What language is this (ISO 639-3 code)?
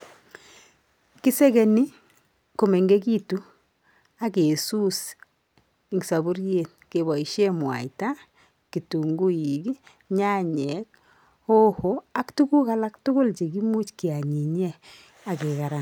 kln